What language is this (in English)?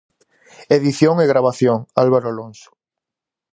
Galician